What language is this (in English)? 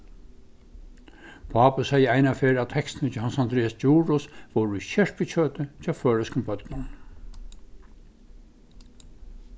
Faroese